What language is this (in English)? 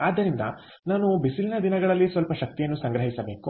Kannada